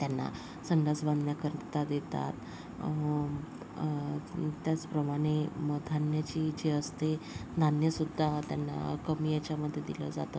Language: Marathi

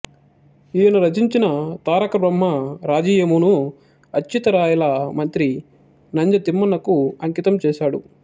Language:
Telugu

